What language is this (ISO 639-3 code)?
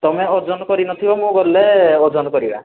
ori